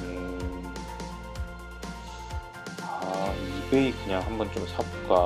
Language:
Korean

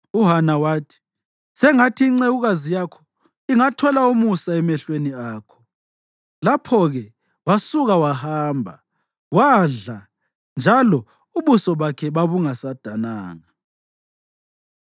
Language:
North Ndebele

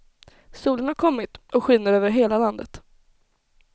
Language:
Swedish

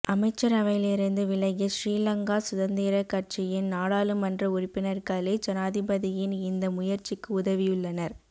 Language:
Tamil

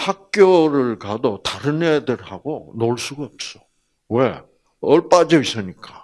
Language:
Korean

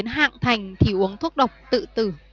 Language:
Vietnamese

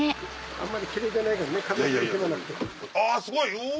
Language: Japanese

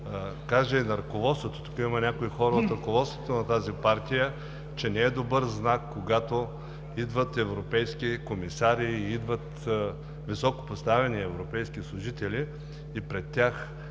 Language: Bulgarian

